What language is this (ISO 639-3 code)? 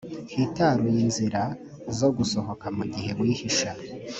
kin